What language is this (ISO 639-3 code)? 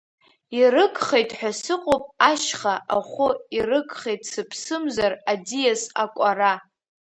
abk